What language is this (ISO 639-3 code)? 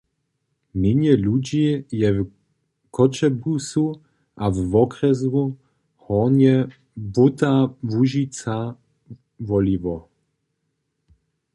hsb